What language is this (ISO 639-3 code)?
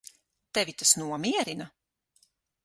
lav